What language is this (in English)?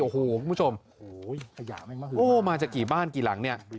Thai